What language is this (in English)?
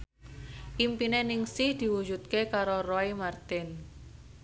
Javanese